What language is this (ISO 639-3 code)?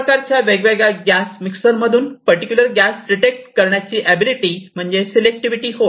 mar